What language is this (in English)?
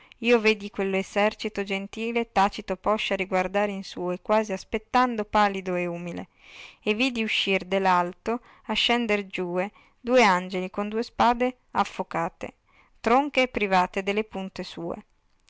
Italian